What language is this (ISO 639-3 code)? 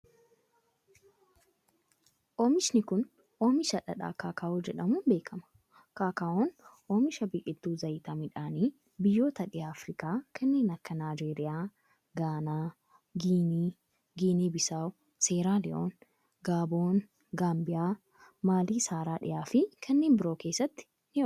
orm